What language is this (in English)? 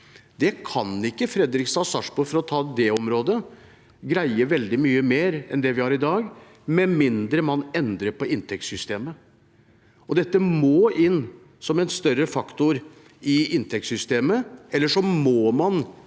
Norwegian